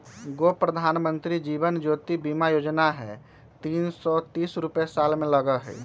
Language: Magahi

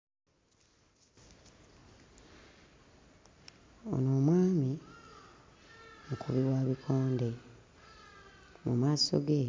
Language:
Ganda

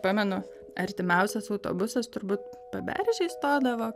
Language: Lithuanian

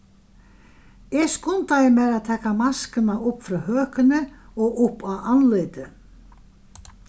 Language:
Faroese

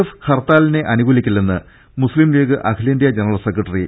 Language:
Malayalam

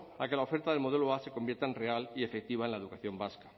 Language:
Spanish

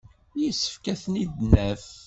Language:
Kabyle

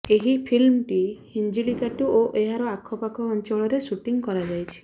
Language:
Odia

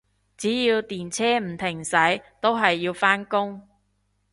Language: Cantonese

